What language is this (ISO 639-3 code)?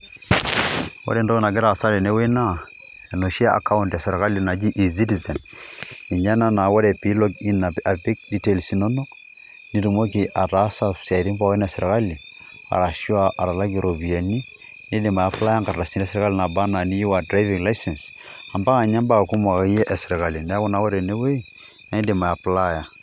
mas